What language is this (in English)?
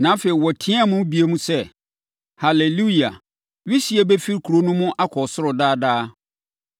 Akan